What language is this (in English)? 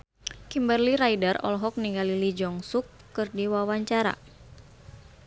Sundanese